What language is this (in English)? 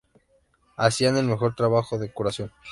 Spanish